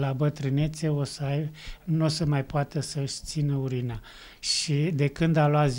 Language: Romanian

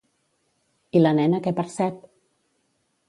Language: Catalan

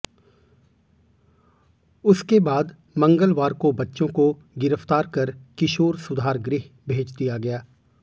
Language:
Hindi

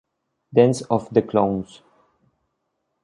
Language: Spanish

